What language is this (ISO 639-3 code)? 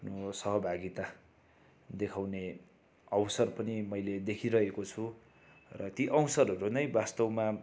nep